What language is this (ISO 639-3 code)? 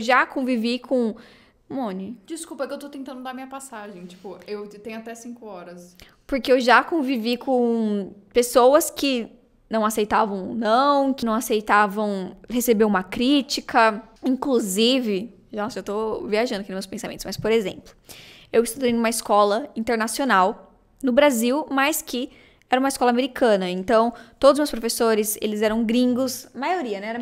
por